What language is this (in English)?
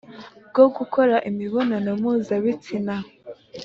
Kinyarwanda